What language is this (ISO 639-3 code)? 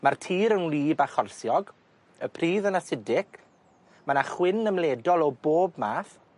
cym